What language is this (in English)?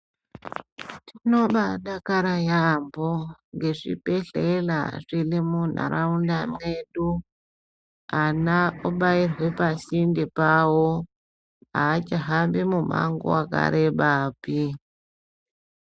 Ndau